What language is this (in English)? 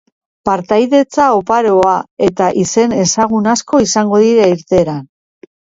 Basque